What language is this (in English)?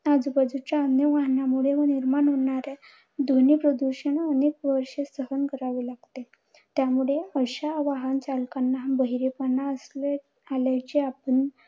Marathi